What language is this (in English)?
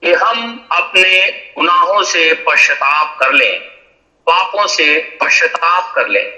Hindi